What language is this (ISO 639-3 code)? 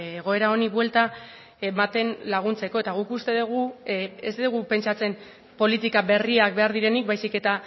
eus